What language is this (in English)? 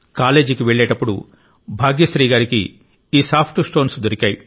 Telugu